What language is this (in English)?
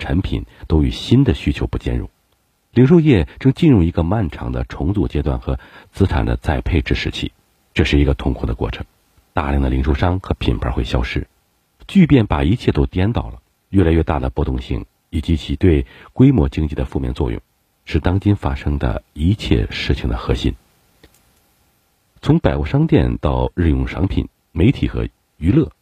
Chinese